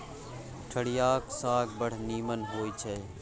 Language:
Maithili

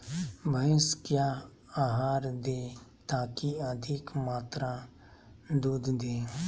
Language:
Magahi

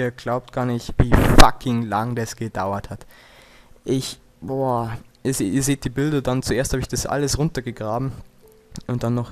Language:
German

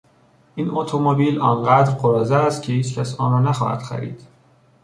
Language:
Persian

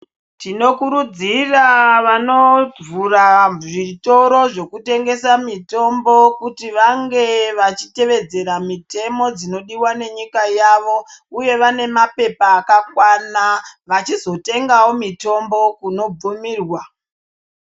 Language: Ndau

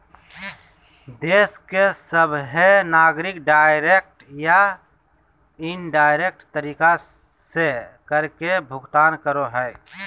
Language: Magahi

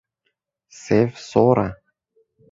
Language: Kurdish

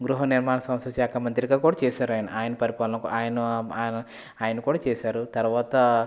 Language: Telugu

